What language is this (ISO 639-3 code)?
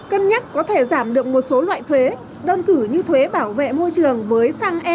vie